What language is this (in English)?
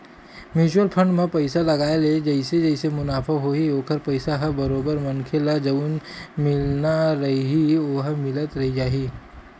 Chhattisgarhi